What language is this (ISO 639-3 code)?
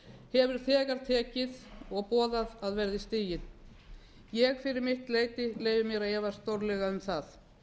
isl